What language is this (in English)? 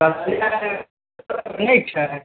Maithili